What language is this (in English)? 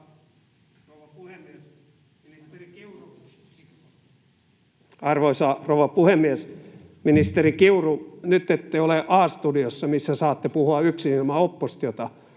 Finnish